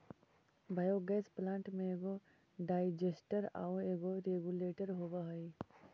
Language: Magahi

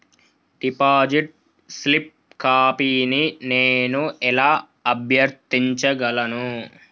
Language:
Telugu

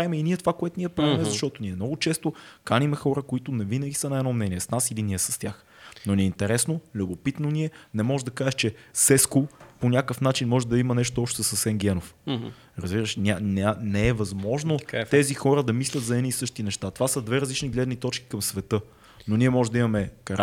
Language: Bulgarian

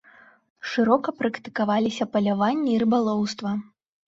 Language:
Belarusian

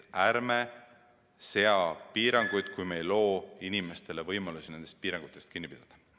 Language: Estonian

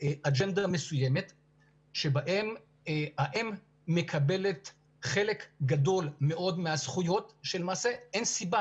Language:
Hebrew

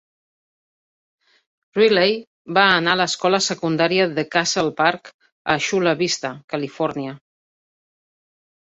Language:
Catalan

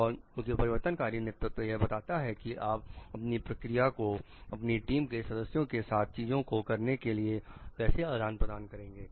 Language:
Hindi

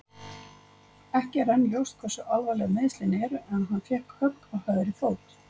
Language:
Icelandic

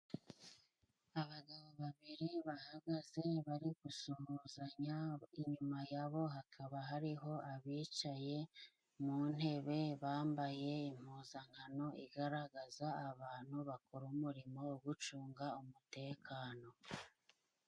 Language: Kinyarwanda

